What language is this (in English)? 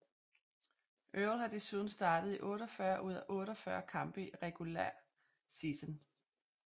Danish